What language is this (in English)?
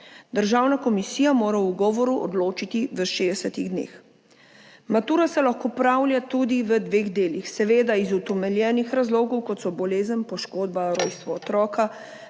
Slovenian